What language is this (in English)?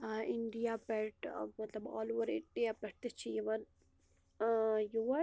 Kashmiri